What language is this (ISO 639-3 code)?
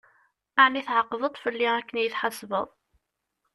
kab